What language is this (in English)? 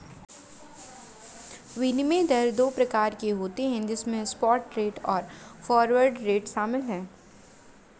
Hindi